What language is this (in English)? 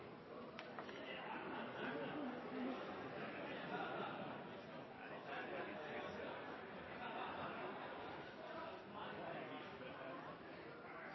Norwegian